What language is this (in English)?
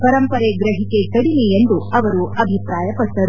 Kannada